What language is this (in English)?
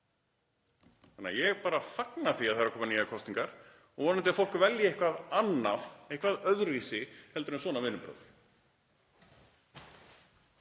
Icelandic